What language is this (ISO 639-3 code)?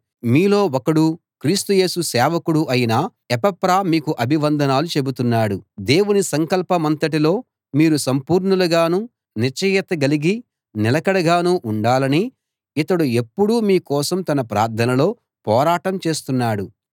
tel